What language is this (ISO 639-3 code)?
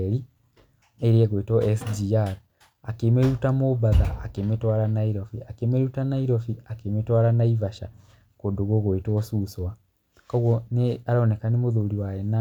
kik